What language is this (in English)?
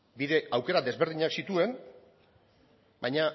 Basque